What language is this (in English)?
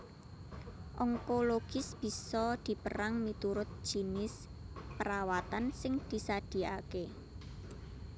Javanese